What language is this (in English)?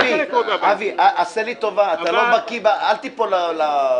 Hebrew